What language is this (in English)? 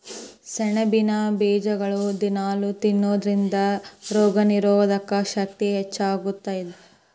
Kannada